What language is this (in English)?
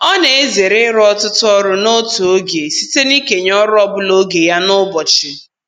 Igbo